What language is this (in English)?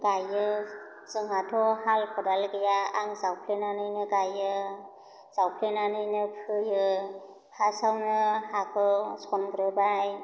Bodo